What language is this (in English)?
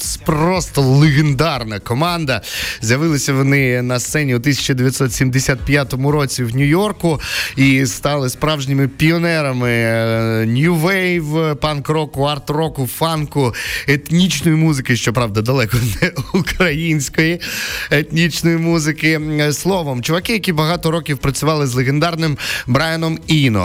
Ukrainian